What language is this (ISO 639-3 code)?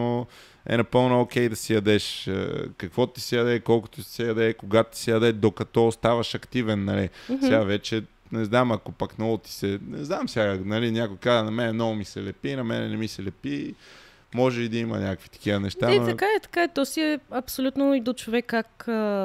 bul